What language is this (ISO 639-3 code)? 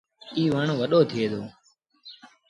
sbn